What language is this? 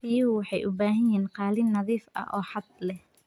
Somali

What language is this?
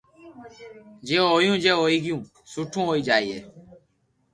Loarki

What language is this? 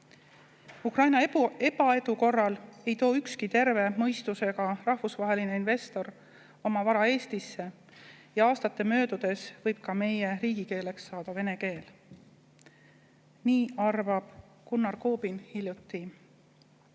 Estonian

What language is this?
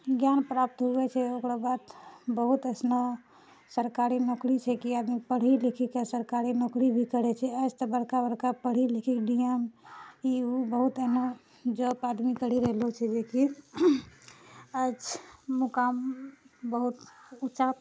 Maithili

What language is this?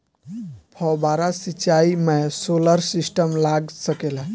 Bhojpuri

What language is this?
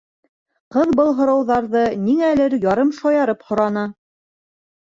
Bashkir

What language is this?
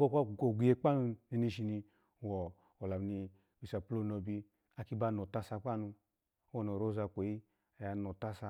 Alago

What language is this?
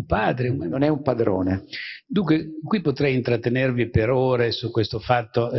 Italian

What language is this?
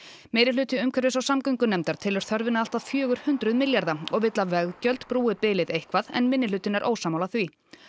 Icelandic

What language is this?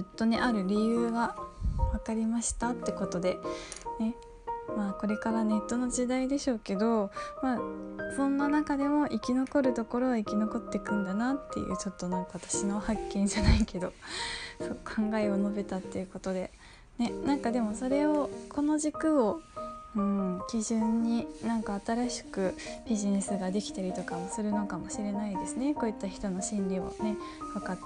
Japanese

